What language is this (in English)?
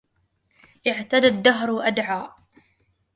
Arabic